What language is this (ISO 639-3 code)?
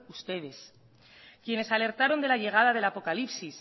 spa